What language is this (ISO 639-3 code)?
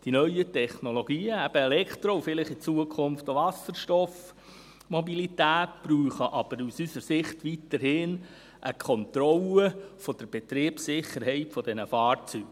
gsw